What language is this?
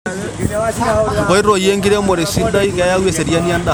Masai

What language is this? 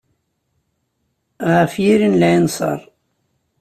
Kabyle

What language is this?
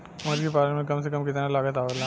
Bhojpuri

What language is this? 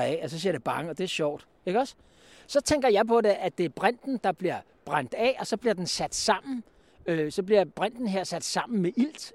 Danish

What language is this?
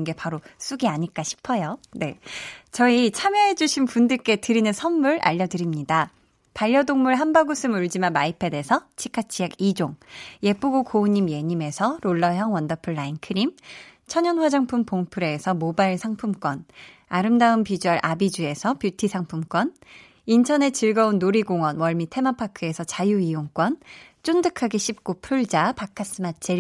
Korean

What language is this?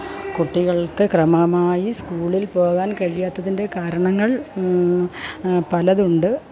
Malayalam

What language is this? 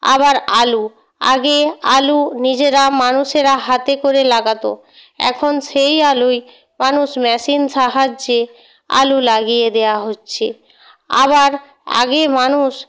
Bangla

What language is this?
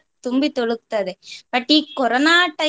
Kannada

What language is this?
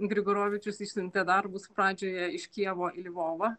Lithuanian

